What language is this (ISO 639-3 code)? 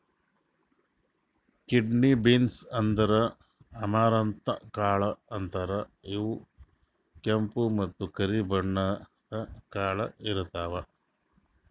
kan